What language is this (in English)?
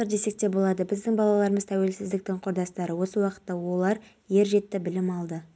Kazakh